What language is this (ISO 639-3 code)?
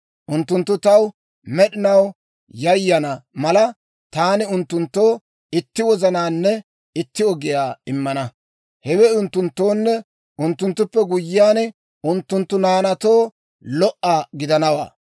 dwr